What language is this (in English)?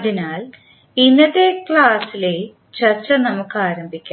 Malayalam